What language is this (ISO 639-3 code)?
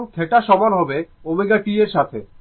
ben